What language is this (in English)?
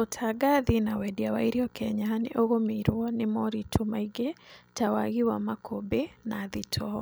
Kikuyu